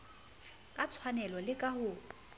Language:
Southern Sotho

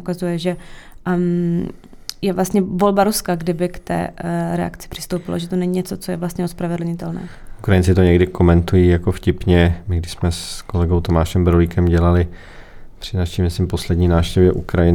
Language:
Czech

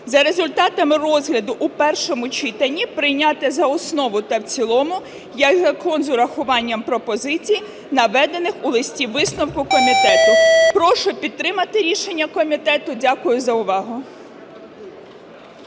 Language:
Ukrainian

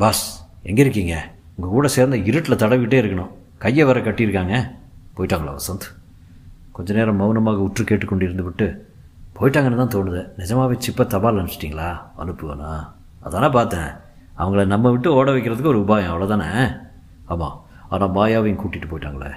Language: Tamil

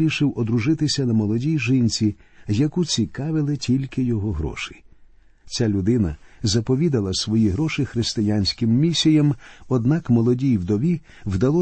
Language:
Ukrainian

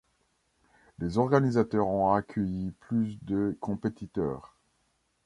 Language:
French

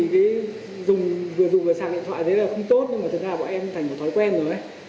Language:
Vietnamese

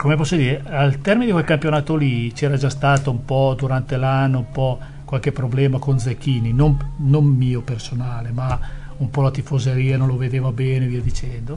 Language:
Italian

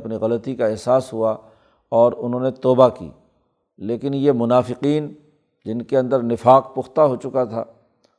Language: Urdu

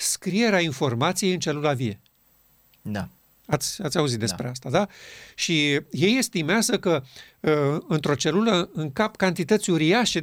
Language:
Romanian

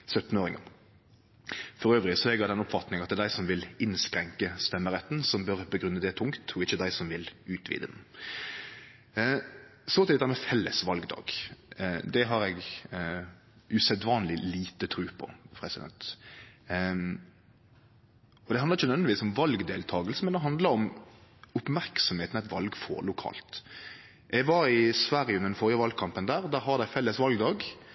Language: Norwegian Nynorsk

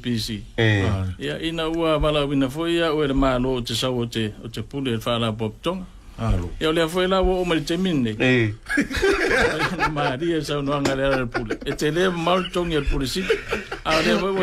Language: Dutch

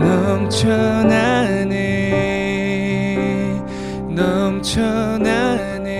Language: Korean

